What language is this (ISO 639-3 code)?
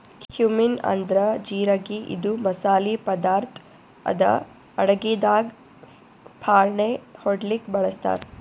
kan